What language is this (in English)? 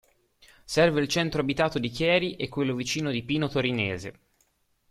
Italian